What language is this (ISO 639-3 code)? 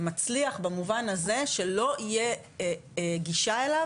heb